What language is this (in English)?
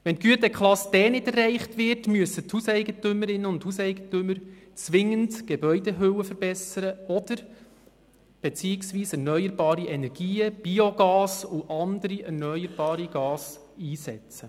Swiss German